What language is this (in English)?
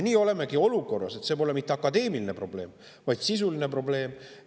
Estonian